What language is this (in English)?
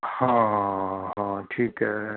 Punjabi